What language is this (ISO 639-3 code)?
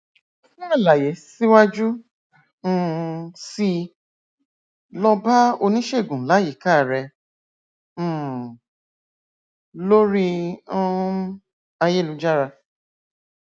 yor